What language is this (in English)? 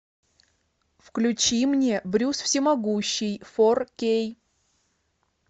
Russian